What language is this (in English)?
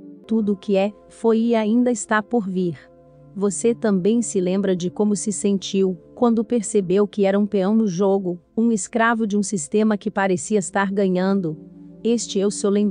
Portuguese